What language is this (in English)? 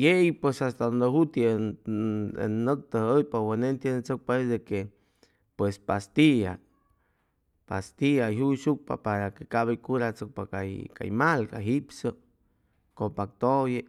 Chimalapa Zoque